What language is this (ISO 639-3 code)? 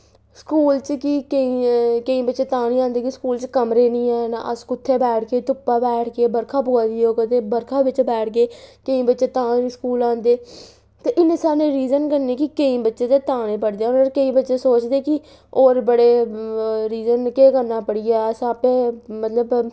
doi